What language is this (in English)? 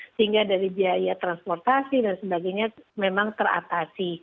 Indonesian